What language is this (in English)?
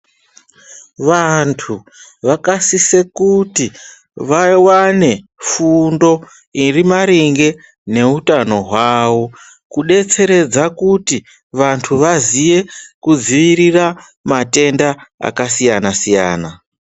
Ndau